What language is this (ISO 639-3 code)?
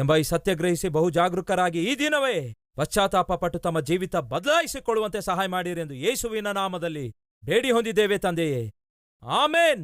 kan